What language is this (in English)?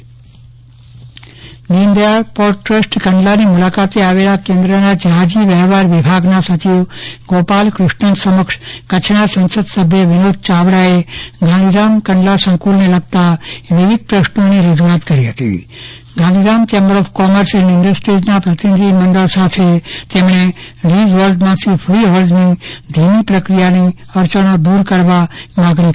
Gujarati